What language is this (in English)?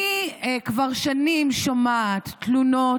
Hebrew